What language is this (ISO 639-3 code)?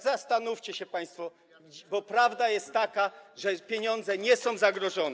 pol